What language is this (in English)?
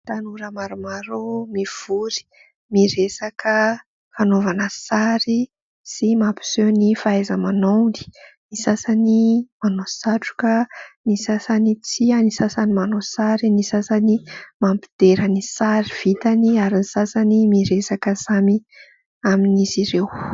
Malagasy